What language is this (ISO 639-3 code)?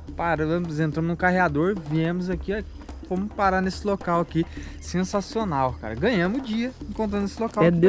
por